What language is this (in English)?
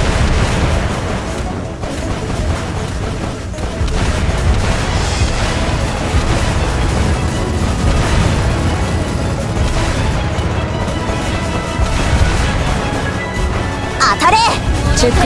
Japanese